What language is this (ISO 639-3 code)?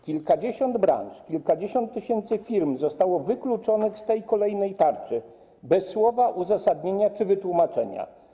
pol